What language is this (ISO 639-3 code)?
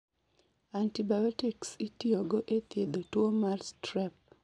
luo